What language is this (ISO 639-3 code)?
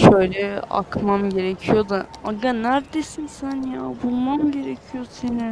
tur